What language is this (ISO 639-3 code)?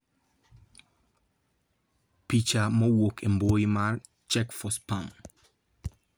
luo